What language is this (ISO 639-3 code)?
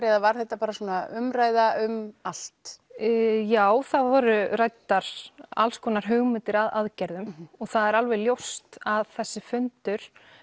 isl